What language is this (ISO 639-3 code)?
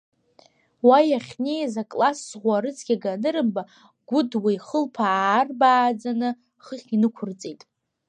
abk